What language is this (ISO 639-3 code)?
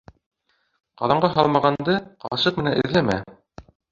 bak